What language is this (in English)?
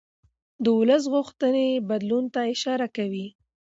Pashto